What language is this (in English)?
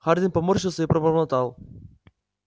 Russian